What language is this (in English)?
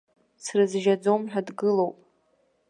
Abkhazian